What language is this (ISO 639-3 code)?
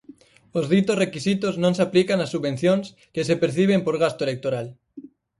glg